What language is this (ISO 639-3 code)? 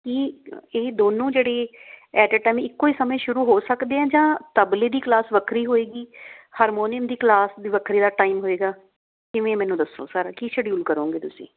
pan